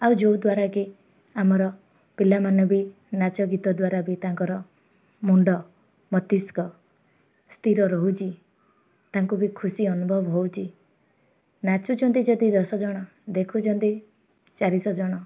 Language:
Odia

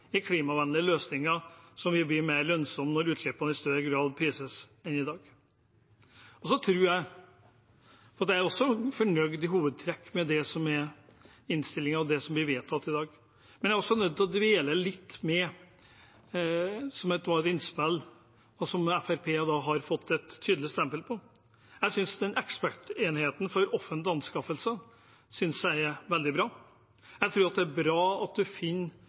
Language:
Norwegian Bokmål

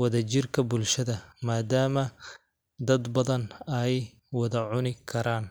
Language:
Somali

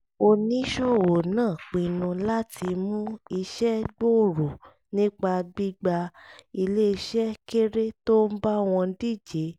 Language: Yoruba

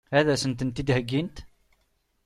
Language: Kabyle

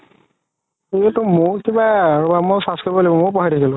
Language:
Assamese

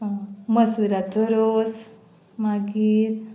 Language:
Konkani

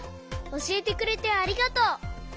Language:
Japanese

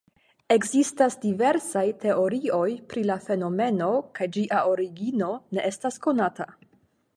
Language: Esperanto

